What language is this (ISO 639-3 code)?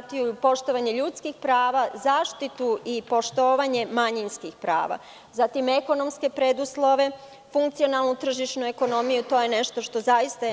srp